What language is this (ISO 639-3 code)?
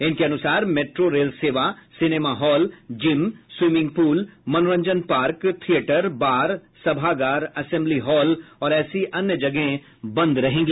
hin